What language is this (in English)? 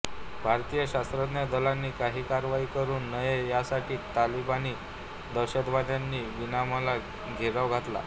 Marathi